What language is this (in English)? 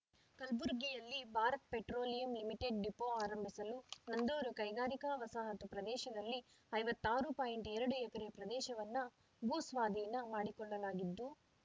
Kannada